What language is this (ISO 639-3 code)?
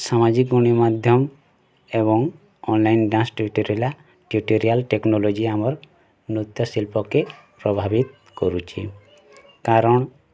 ori